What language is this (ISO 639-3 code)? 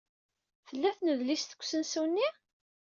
kab